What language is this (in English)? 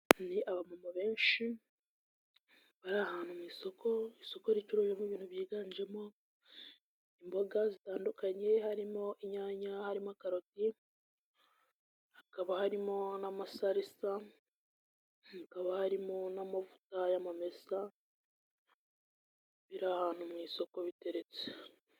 Kinyarwanda